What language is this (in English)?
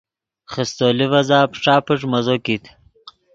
Yidgha